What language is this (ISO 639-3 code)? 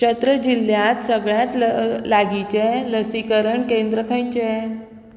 kok